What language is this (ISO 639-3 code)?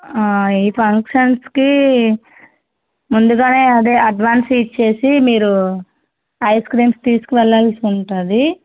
tel